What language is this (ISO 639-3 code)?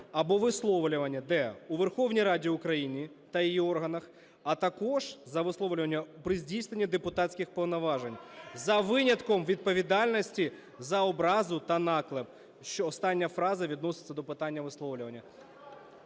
ukr